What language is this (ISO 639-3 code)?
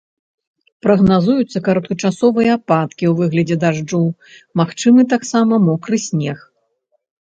bel